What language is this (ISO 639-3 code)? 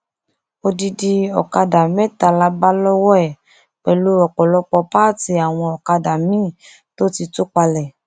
yor